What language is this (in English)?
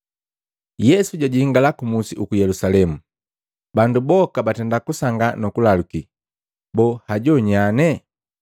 Matengo